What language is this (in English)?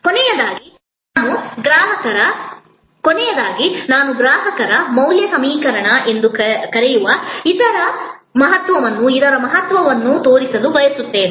Kannada